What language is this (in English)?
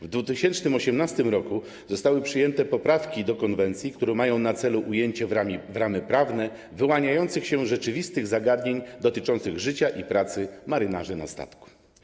Polish